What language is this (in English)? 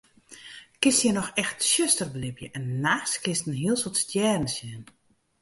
Western Frisian